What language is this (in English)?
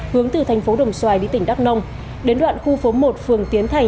Vietnamese